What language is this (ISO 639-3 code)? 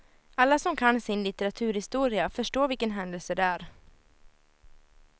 swe